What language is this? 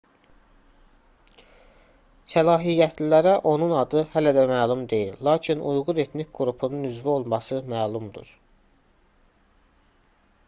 Azerbaijani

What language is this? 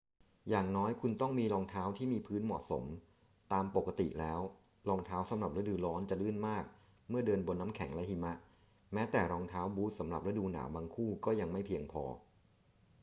Thai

